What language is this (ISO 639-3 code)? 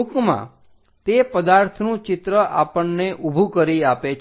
guj